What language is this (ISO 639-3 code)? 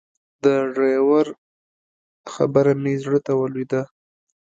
pus